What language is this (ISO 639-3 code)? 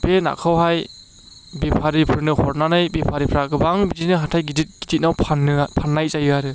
brx